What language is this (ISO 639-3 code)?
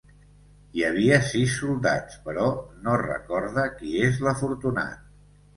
cat